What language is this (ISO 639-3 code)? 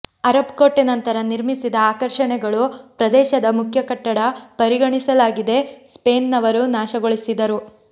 kan